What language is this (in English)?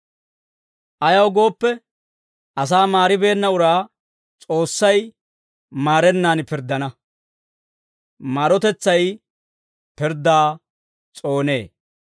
Dawro